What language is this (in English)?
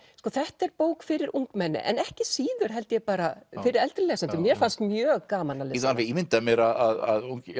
Icelandic